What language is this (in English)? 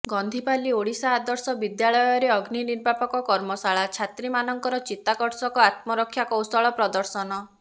Odia